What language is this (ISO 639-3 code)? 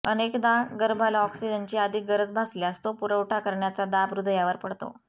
mar